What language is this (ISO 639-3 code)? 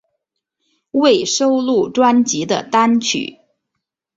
zho